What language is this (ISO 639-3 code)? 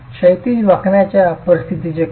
mar